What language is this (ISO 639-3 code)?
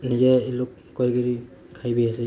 ori